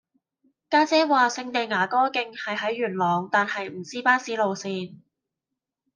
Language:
Cantonese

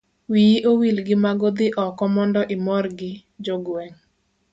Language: Luo (Kenya and Tanzania)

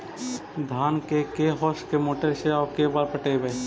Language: Magahi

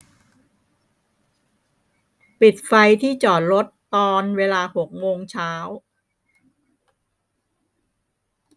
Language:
Thai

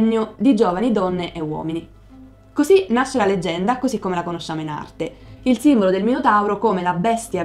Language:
Italian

